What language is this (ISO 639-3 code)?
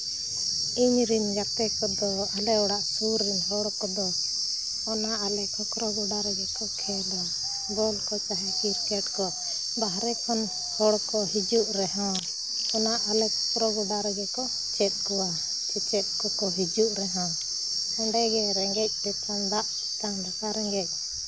sat